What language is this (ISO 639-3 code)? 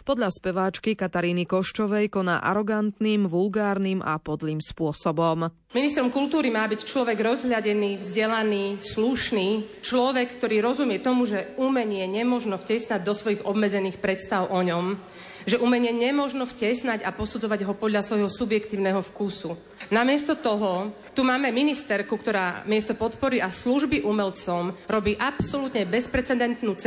slk